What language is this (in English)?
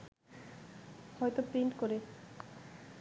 Bangla